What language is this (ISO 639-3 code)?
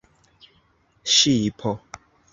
epo